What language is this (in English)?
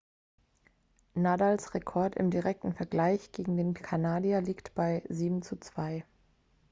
German